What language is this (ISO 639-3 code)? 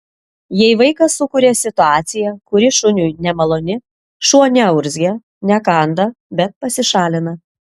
lit